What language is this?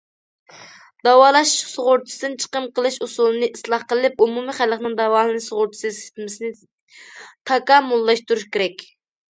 Uyghur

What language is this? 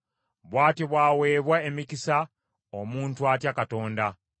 Ganda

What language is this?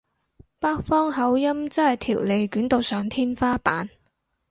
Cantonese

